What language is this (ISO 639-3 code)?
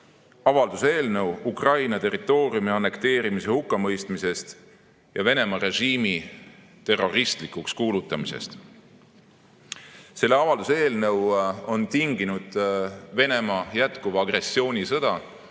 est